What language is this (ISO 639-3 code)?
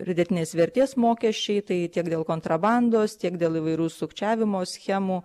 lit